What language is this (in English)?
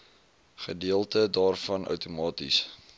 Afrikaans